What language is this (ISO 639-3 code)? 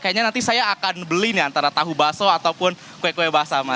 ind